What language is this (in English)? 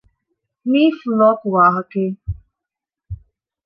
Divehi